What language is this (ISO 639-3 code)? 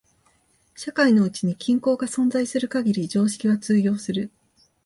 jpn